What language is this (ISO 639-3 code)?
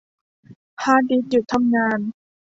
tha